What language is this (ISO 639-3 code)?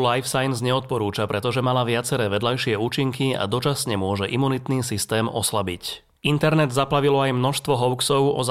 slk